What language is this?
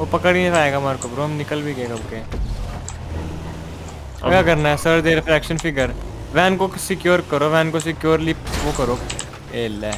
Hindi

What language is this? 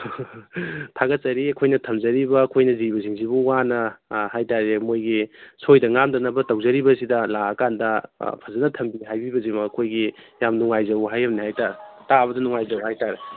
Manipuri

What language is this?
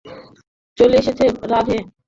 Bangla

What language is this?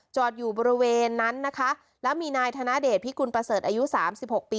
Thai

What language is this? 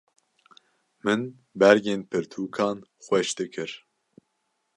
Kurdish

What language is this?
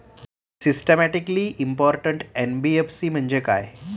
Marathi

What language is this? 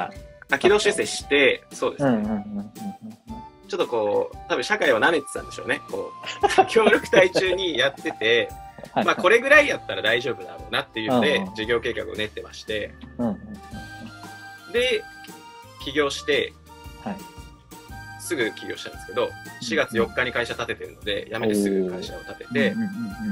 Japanese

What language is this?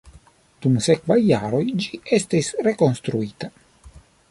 Esperanto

